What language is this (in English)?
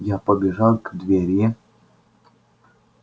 Russian